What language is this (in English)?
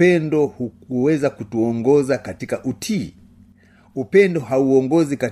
Swahili